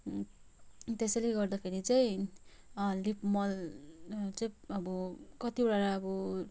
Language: Nepali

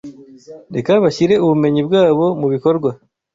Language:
Kinyarwanda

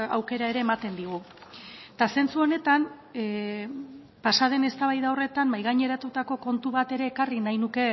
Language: Basque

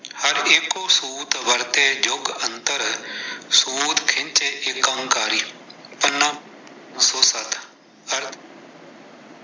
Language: Punjabi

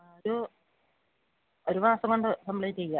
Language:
Malayalam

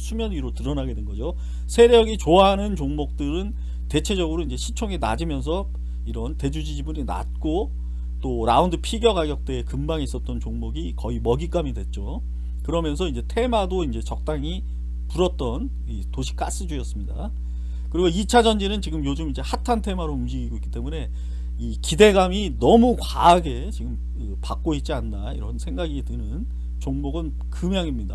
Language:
Korean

